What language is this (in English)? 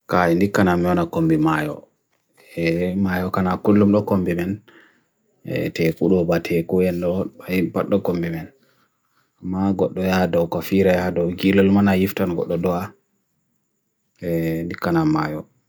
Bagirmi Fulfulde